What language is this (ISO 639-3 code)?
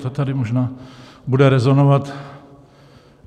ces